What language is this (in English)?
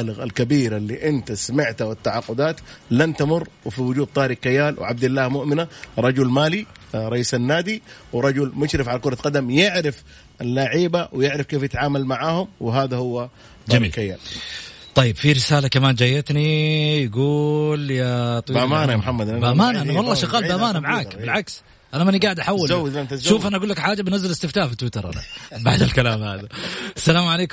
Arabic